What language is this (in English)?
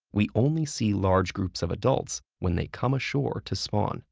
English